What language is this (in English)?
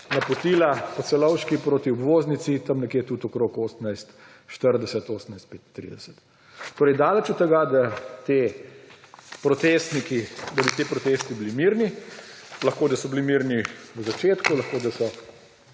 Slovenian